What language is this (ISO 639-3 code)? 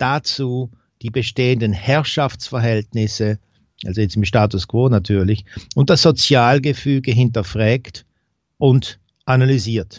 deu